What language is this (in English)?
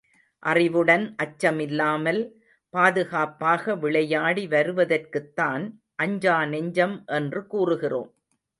Tamil